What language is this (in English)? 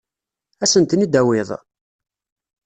Kabyle